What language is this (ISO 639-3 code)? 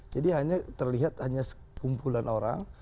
ind